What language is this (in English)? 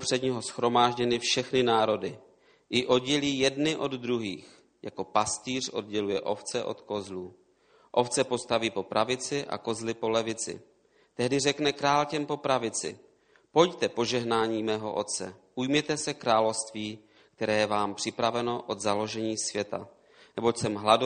Czech